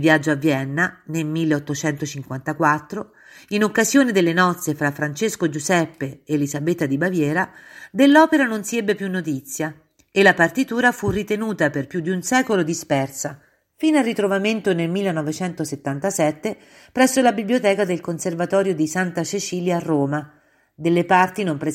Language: Italian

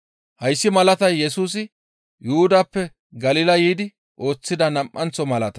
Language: Gamo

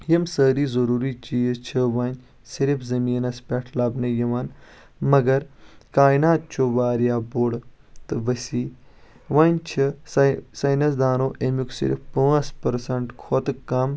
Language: Kashmiri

